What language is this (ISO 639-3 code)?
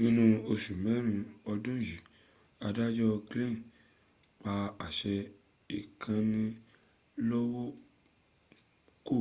yor